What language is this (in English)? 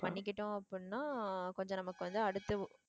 Tamil